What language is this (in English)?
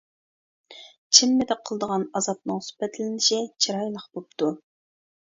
Uyghur